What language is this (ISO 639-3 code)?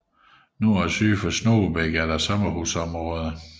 dan